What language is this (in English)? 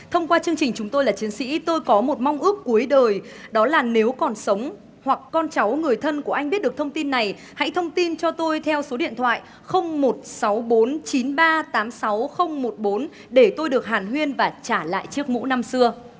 Vietnamese